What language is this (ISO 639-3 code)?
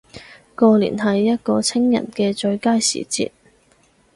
yue